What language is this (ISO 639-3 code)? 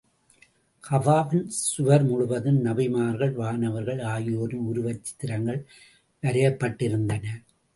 tam